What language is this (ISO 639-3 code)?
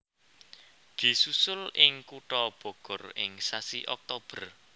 jav